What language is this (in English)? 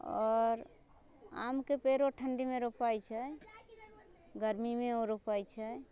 Maithili